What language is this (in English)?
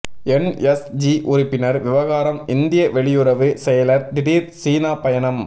Tamil